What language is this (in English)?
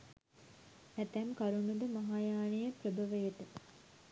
Sinhala